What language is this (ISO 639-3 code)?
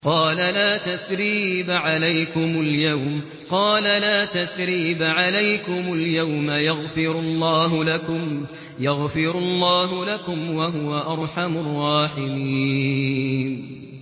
ara